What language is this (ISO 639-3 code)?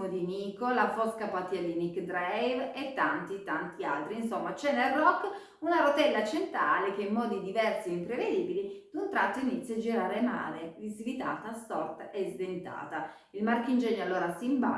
ita